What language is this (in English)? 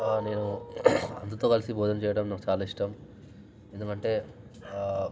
Telugu